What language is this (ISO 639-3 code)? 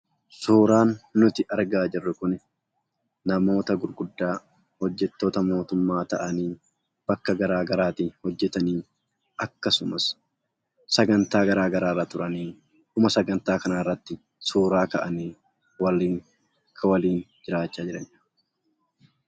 orm